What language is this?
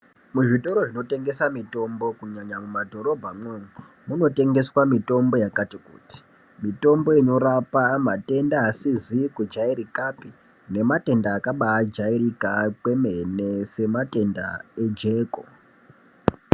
Ndau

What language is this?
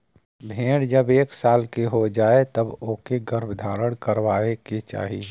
Bhojpuri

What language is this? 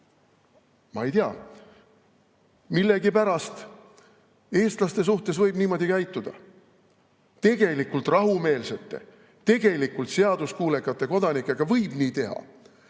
Estonian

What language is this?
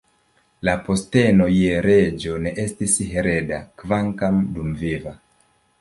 Esperanto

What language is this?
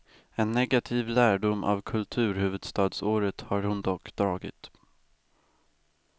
Swedish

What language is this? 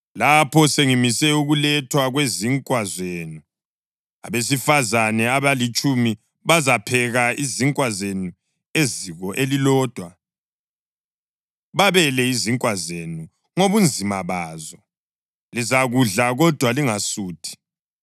North Ndebele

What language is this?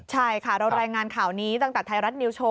Thai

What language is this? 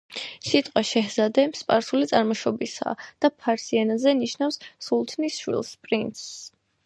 Georgian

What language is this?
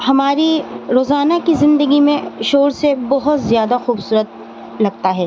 Urdu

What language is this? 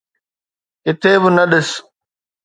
Sindhi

